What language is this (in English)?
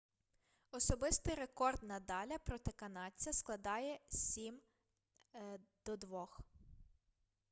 Ukrainian